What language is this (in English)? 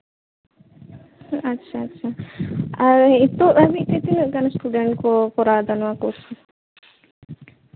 Santali